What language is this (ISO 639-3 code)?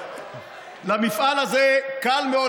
heb